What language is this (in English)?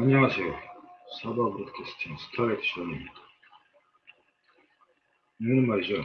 Korean